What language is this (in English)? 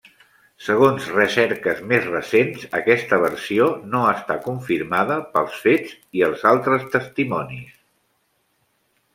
Catalan